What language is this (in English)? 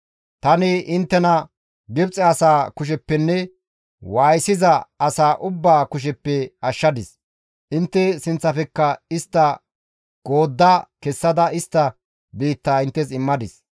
Gamo